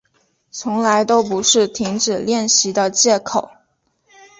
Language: Chinese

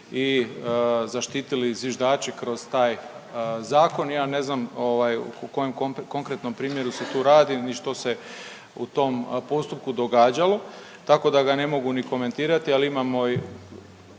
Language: Croatian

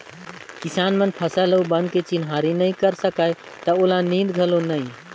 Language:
Chhattisgarhi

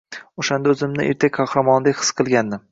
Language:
Uzbek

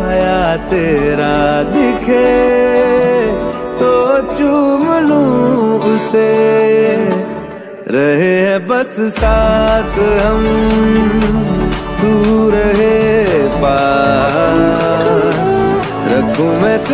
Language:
Arabic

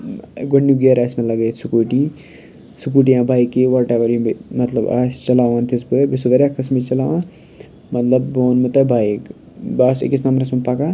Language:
Kashmiri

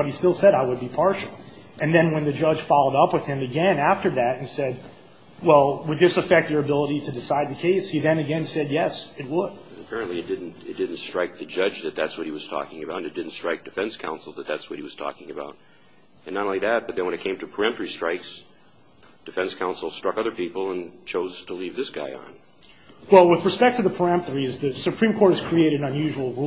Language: English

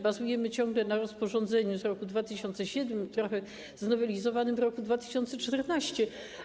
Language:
Polish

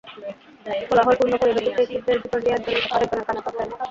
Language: Bangla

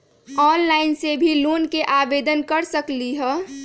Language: Magahi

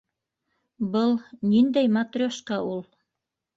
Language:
Bashkir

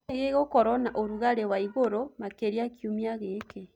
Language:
Kikuyu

